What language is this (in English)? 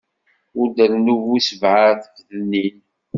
Kabyle